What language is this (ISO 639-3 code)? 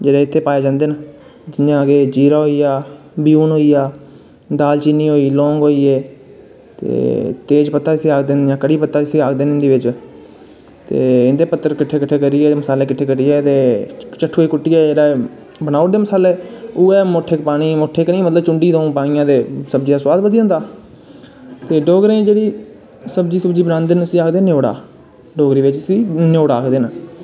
doi